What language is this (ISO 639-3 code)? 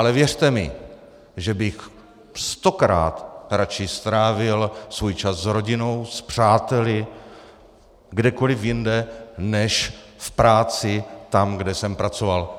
ces